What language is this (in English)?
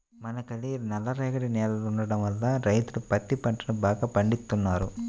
Telugu